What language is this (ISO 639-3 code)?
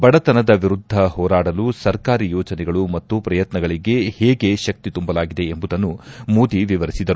kan